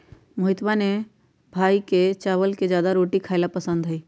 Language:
Magahi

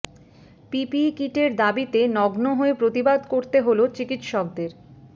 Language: Bangla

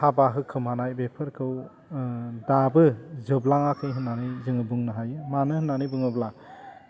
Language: Bodo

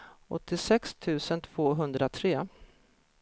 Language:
Swedish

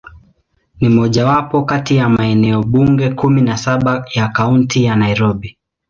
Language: Swahili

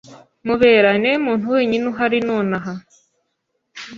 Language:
Kinyarwanda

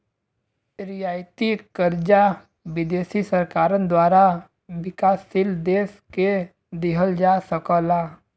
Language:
Bhojpuri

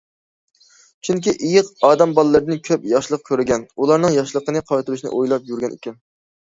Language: Uyghur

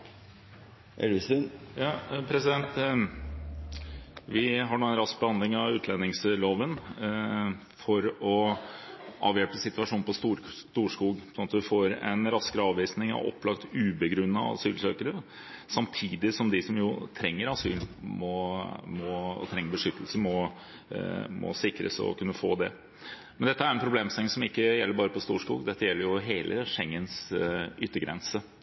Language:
Norwegian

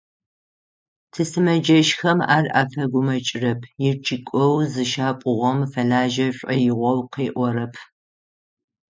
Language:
Adyghe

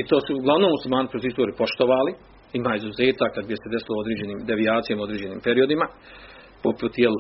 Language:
Croatian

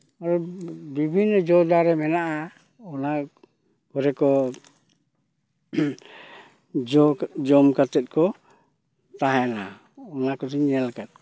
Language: Santali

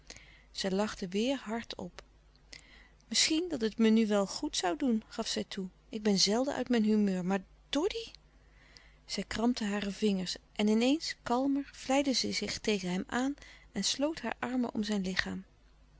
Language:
Dutch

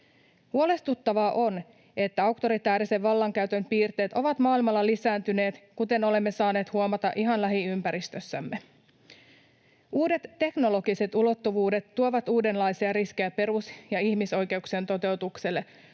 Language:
Finnish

